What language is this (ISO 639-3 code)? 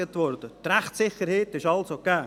gsw